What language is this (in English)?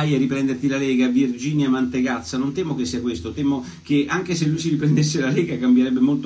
Italian